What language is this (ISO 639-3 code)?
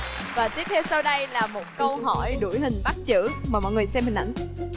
vie